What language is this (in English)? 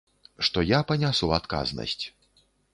Belarusian